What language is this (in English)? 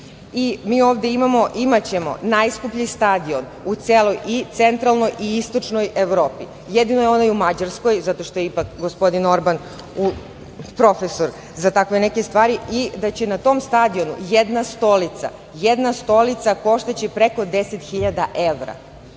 Serbian